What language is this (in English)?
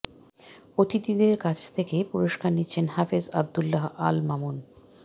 Bangla